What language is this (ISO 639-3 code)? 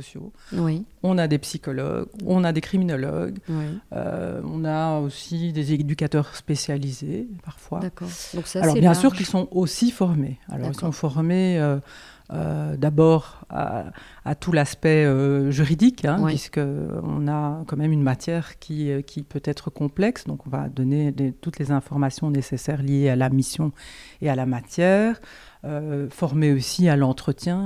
fra